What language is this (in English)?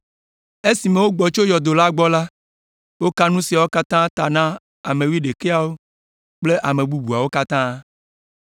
Ewe